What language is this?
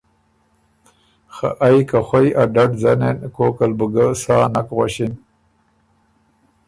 Ormuri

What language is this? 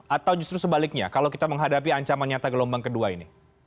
Indonesian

